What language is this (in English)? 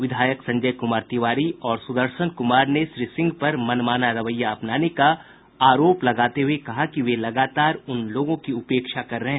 Hindi